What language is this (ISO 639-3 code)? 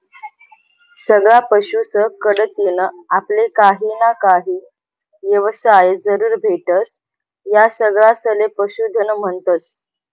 mar